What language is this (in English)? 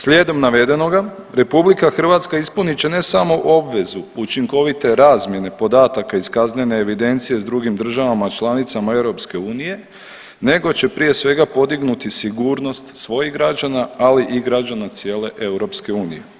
Croatian